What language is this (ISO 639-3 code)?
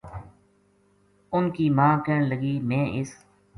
gju